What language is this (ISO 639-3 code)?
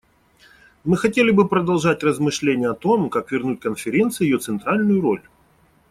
rus